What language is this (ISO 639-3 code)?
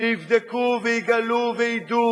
heb